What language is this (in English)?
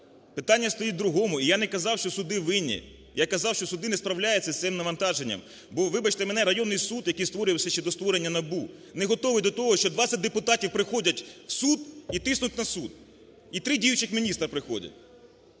Ukrainian